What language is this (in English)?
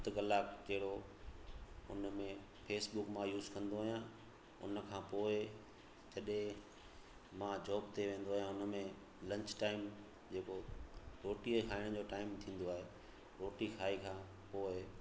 Sindhi